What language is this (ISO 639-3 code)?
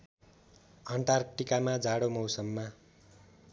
nep